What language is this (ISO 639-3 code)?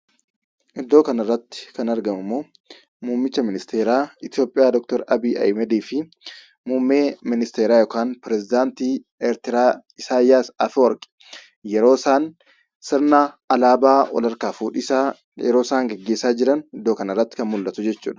orm